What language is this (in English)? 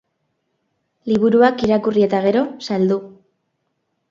Basque